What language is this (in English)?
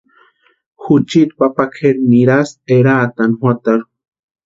Western Highland Purepecha